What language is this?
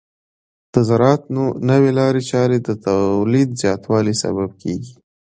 Pashto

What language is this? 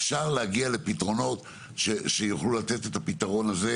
Hebrew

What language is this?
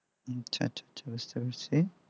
Bangla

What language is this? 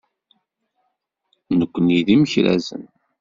Kabyle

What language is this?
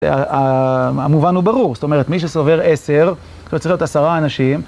Hebrew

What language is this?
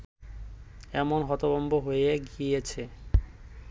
Bangla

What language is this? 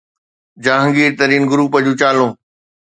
Sindhi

